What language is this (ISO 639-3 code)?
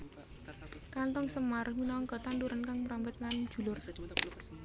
jav